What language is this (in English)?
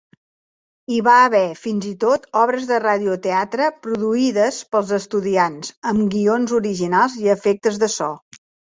Catalan